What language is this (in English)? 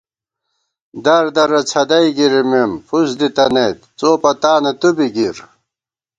Gawar-Bati